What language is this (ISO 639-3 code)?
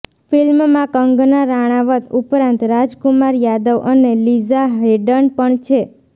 guj